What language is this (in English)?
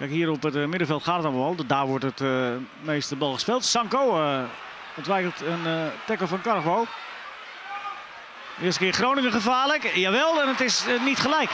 Dutch